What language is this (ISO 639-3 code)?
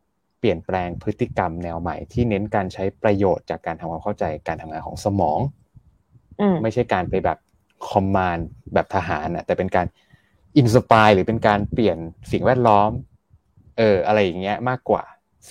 tha